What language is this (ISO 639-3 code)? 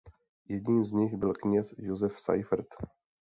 ces